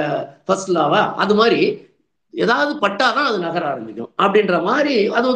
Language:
Tamil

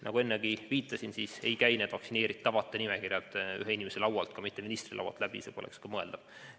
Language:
Estonian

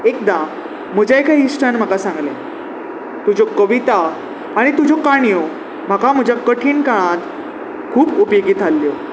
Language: Konkani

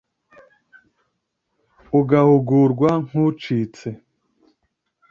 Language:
Kinyarwanda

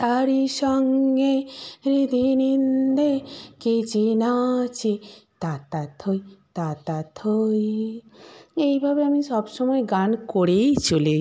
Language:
Bangla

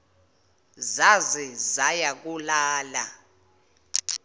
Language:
Zulu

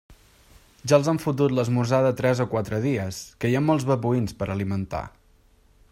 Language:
Catalan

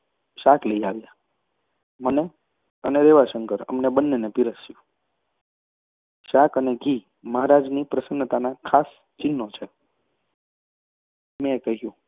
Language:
Gujarati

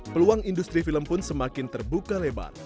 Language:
Indonesian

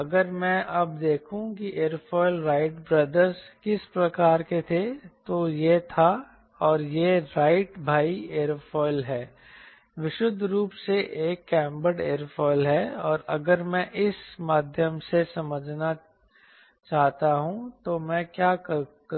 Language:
Hindi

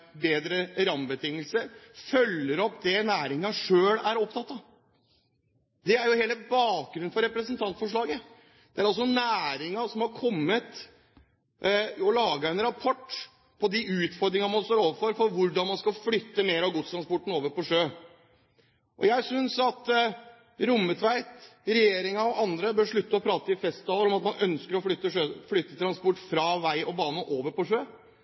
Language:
Norwegian Bokmål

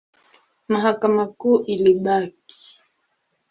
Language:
Swahili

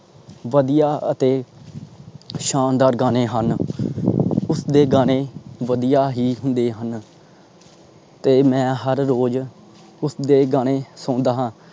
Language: Punjabi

